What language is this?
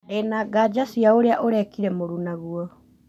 Kikuyu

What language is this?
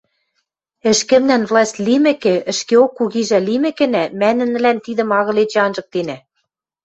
Western Mari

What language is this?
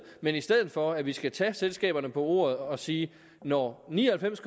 Danish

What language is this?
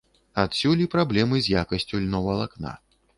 Belarusian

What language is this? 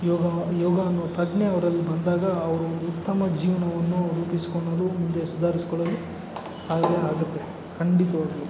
Kannada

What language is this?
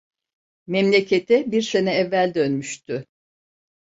Turkish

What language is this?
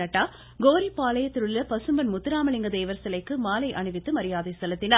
Tamil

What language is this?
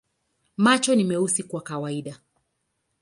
Swahili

